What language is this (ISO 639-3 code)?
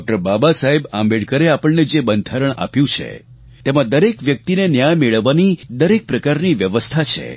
guj